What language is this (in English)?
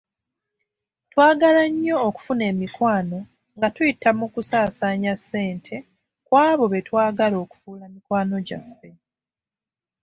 Ganda